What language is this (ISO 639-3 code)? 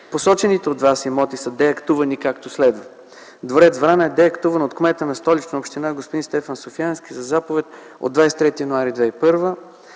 bul